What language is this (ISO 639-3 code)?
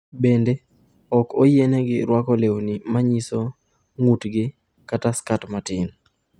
luo